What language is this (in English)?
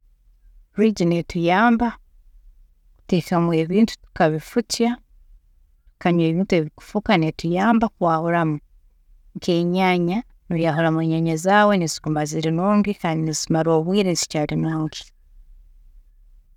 Tooro